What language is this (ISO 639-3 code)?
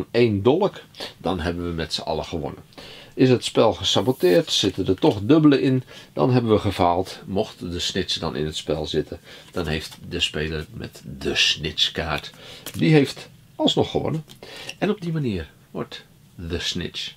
nld